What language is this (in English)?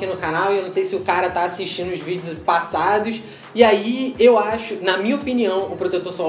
Portuguese